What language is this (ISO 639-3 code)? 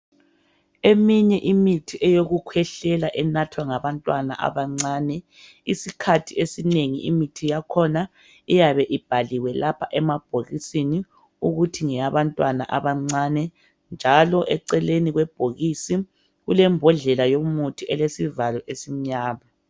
nde